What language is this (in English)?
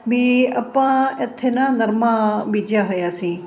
Punjabi